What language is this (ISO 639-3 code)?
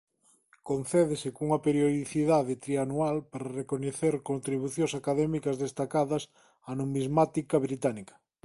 glg